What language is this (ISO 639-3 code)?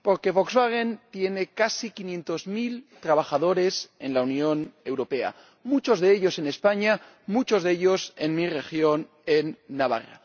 spa